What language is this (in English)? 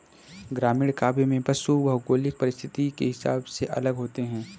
Hindi